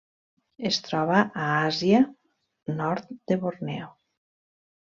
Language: Catalan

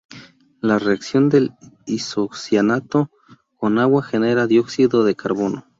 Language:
Spanish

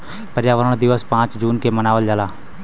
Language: Bhojpuri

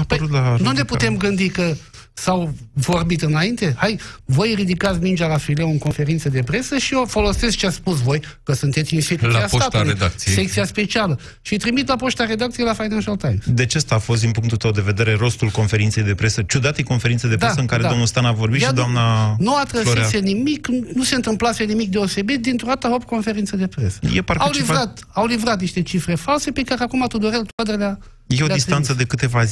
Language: Romanian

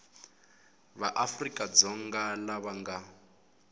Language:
Tsonga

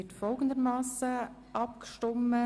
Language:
Swiss German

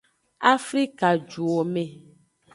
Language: Aja (Benin)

